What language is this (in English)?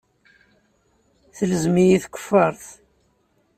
Kabyle